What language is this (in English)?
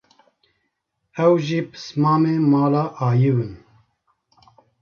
Kurdish